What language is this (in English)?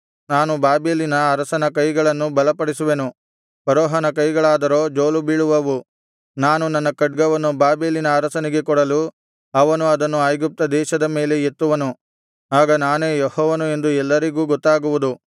Kannada